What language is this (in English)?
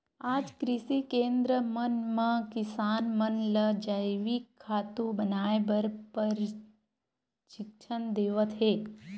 Chhattisgarhi